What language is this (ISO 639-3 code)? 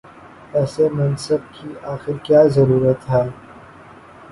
urd